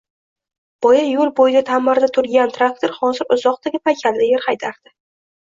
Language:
Uzbek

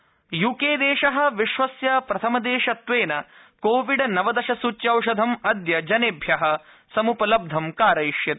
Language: Sanskrit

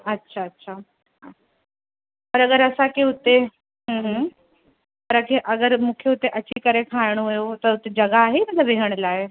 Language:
Sindhi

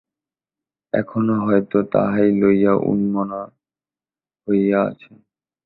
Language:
Bangla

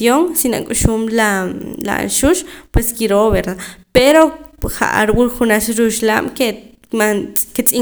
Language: Poqomam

